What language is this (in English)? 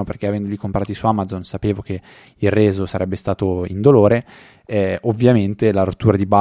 Italian